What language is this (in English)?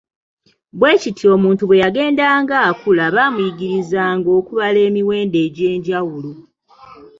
Ganda